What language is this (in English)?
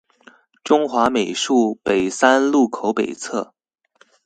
Chinese